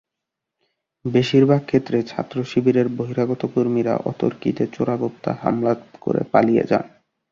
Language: Bangla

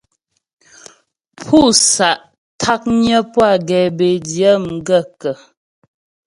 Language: Ghomala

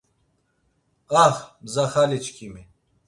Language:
Laz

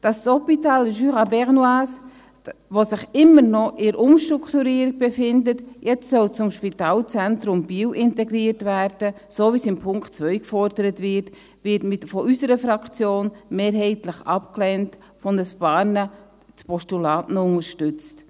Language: Swiss German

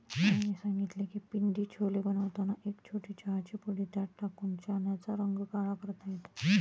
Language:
Marathi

